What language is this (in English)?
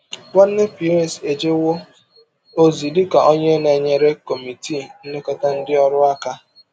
Igbo